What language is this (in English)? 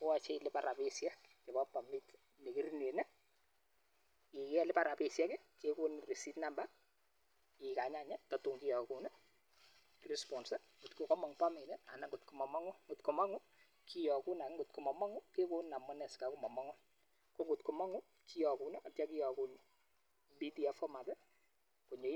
Kalenjin